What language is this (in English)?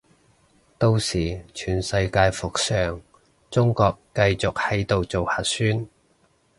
Cantonese